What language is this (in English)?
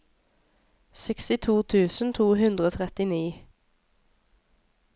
Norwegian